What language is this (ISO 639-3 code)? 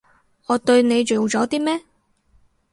yue